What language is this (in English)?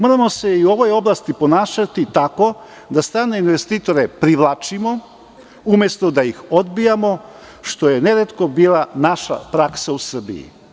Serbian